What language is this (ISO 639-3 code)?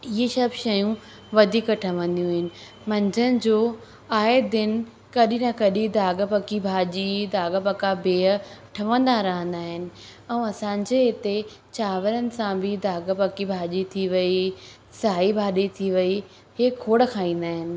snd